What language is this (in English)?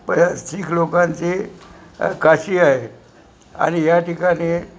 Marathi